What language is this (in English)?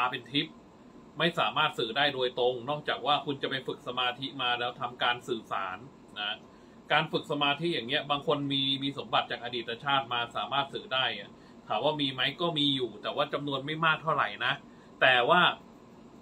Thai